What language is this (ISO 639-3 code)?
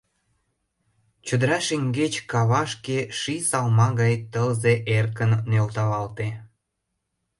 chm